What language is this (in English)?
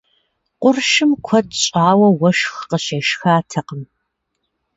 Kabardian